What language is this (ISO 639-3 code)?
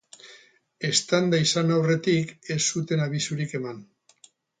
eus